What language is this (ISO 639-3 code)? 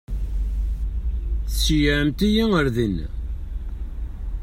kab